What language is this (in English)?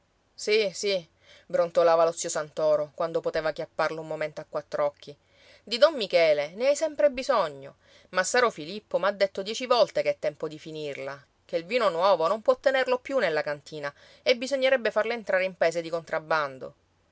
Italian